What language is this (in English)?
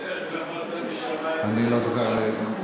Hebrew